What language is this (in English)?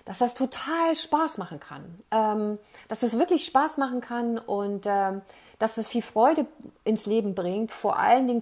German